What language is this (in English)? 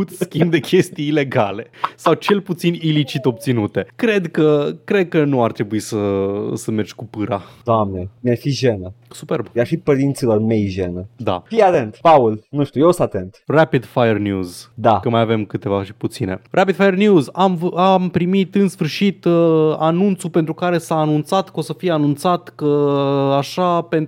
Romanian